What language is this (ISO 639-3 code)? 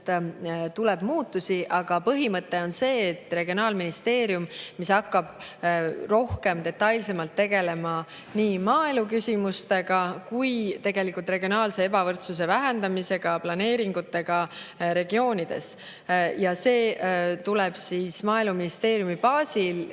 est